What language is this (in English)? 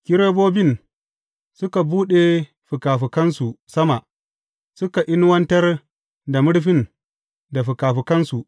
Hausa